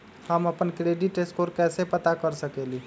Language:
Magahi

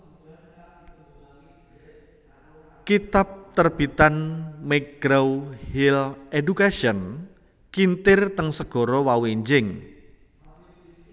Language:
Javanese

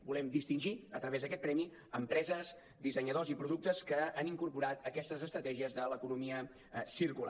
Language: Catalan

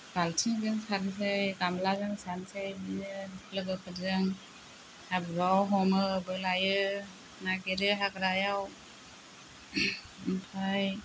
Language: Bodo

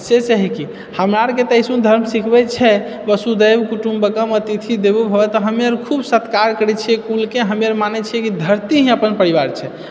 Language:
Maithili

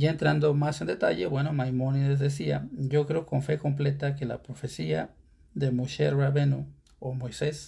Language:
Spanish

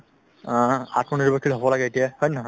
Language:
Assamese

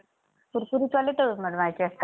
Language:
Marathi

